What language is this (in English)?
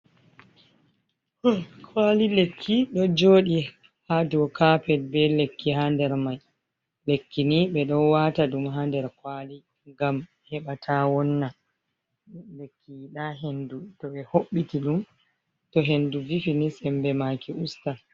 Fula